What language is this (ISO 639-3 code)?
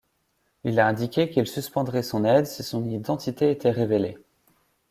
fra